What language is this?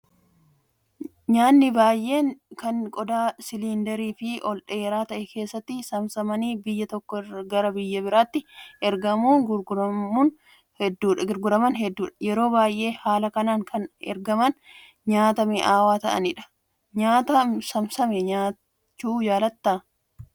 Oromo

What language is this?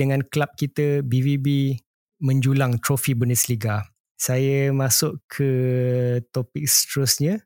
Malay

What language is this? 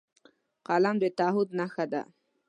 Pashto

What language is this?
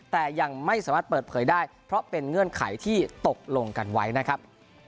Thai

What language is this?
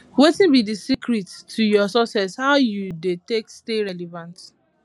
Nigerian Pidgin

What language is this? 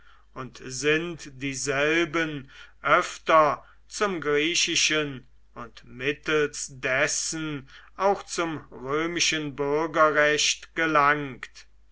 German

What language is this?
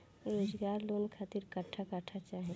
Bhojpuri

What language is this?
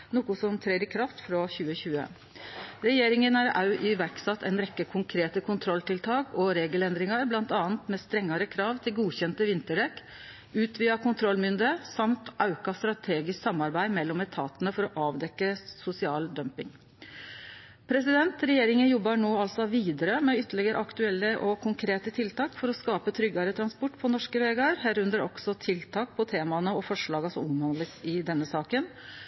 Norwegian Nynorsk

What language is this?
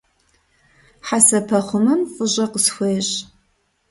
Kabardian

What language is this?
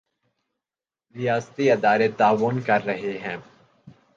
Urdu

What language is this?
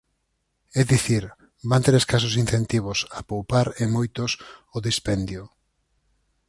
Galician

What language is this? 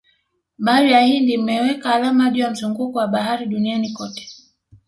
Swahili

